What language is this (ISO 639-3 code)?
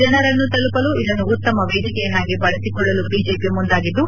kan